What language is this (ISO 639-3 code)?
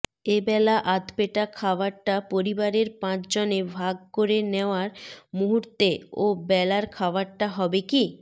ben